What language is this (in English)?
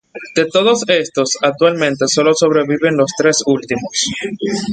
Spanish